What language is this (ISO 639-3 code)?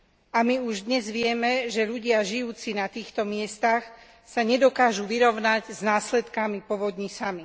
slk